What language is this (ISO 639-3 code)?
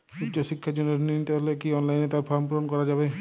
ben